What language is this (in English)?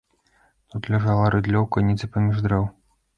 Belarusian